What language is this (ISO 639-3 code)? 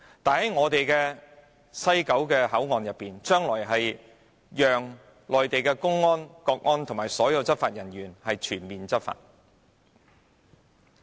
yue